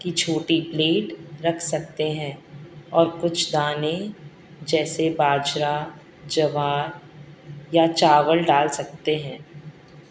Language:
Urdu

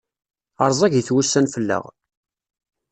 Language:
Kabyle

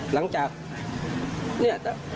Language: Thai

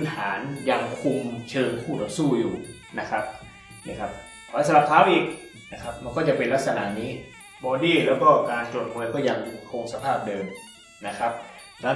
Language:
Thai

